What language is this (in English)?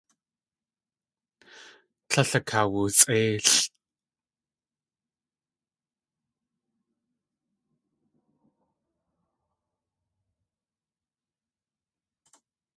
Tlingit